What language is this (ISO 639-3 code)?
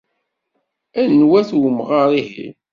kab